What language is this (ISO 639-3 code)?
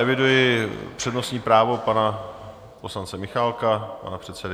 ces